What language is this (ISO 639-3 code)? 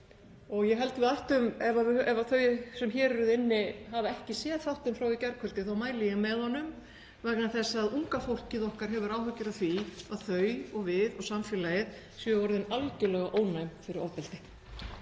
isl